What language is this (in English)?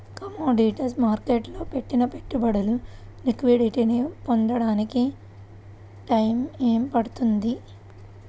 Telugu